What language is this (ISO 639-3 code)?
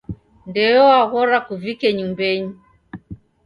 dav